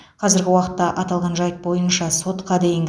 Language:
Kazakh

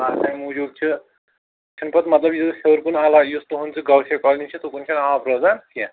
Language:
Kashmiri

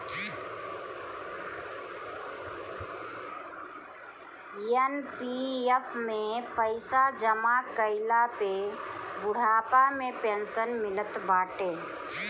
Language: Bhojpuri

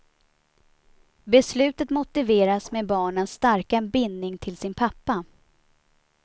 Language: Swedish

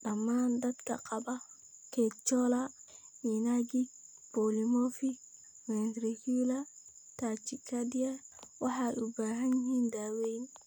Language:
Somali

